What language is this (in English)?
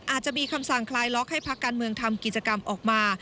Thai